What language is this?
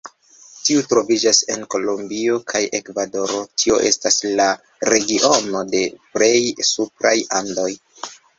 Esperanto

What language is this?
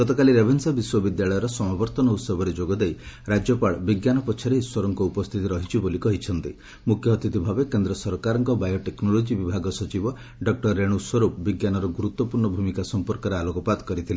Odia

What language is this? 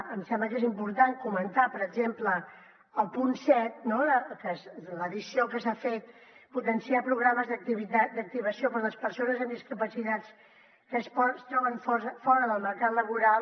Catalan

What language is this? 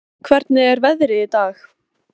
Icelandic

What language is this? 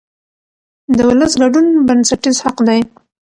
Pashto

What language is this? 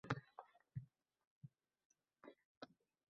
Uzbek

